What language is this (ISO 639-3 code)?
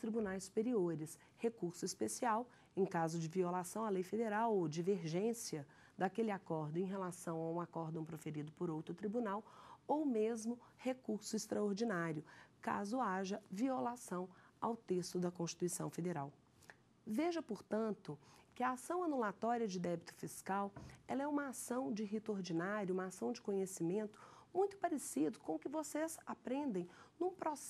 por